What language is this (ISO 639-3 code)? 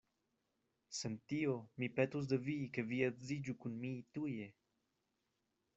epo